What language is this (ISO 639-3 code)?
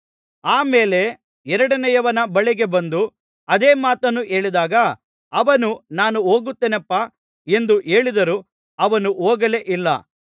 kan